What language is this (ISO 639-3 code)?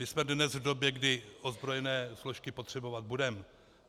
ces